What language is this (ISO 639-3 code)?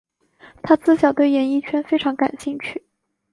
zho